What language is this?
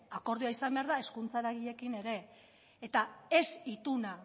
Basque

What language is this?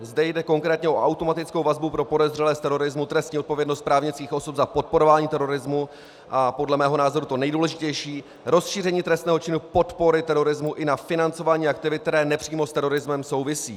Czech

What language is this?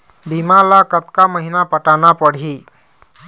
Chhattisgarhi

